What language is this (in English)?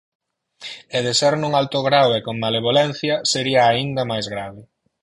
Galician